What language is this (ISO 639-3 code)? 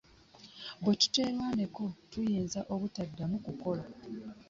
lug